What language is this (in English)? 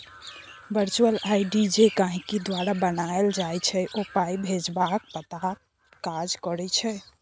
Maithili